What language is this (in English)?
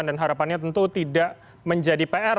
Indonesian